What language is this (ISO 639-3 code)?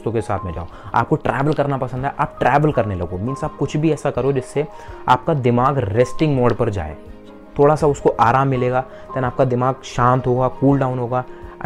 hin